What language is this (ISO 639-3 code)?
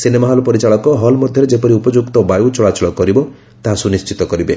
ori